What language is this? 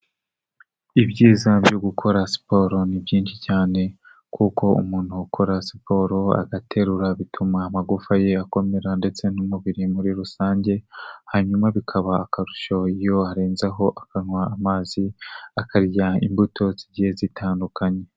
Kinyarwanda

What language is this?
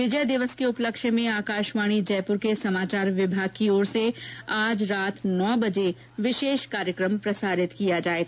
Hindi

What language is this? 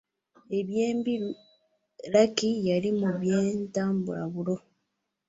Ganda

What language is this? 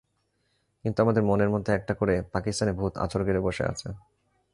Bangla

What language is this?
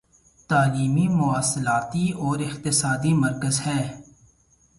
Urdu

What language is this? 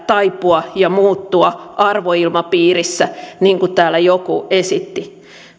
Finnish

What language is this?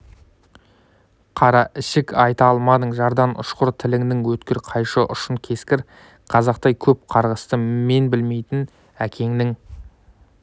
Kazakh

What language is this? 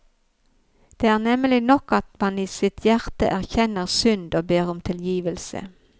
Norwegian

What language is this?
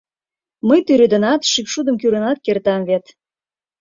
Mari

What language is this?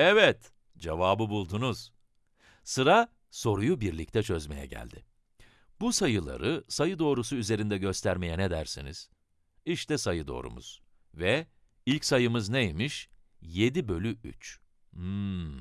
Turkish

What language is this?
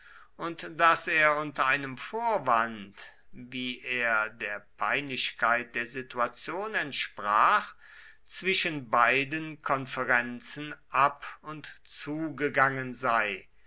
German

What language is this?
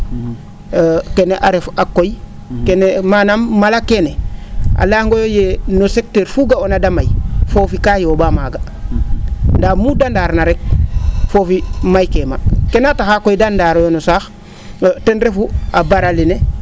Serer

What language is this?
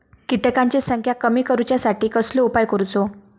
Marathi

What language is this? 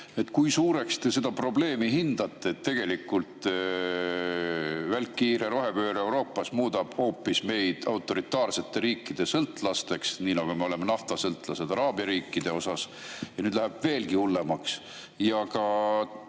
Estonian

